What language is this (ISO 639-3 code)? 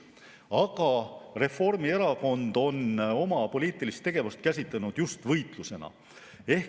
est